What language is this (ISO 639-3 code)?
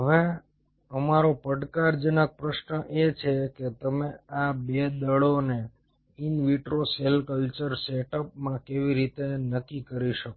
guj